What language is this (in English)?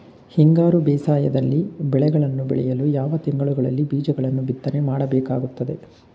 Kannada